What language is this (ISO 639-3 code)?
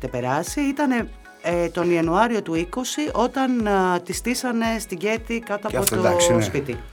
ell